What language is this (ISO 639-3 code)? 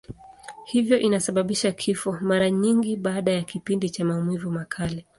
swa